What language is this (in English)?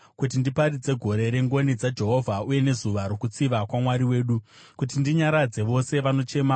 Shona